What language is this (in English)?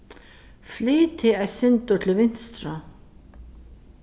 Faroese